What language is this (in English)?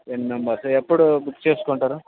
Telugu